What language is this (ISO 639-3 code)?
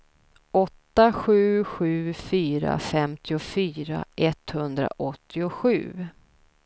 swe